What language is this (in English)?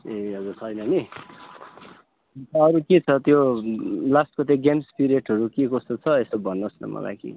Nepali